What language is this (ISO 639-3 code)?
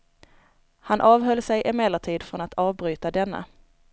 swe